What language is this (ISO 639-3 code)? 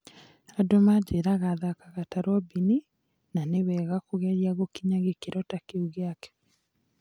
kik